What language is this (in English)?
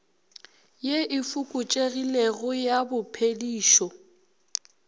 Northern Sotho